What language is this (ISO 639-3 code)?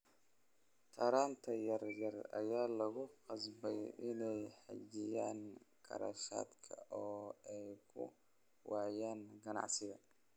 som